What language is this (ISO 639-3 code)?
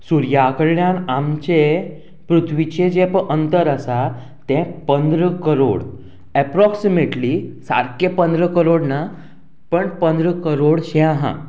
kok